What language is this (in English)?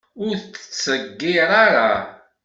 Kabyle